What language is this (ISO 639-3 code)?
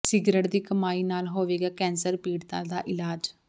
pan